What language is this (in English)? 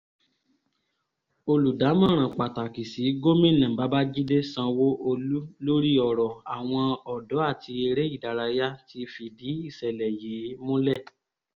Yoruba